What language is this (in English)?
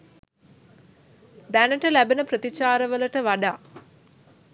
Sinhala